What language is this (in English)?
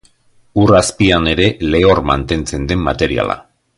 Basque